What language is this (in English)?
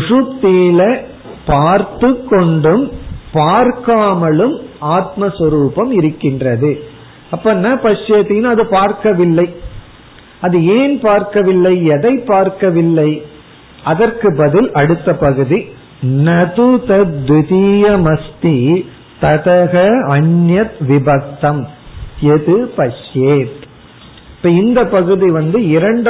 Tamil